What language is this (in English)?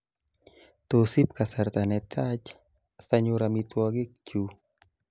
Kalenjin